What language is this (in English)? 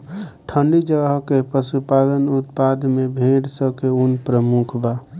Bhojpuri